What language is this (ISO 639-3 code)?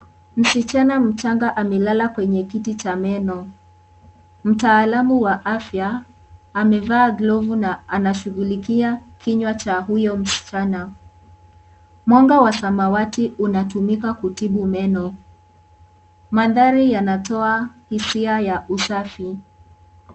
swa